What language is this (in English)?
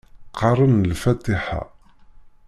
Kabyle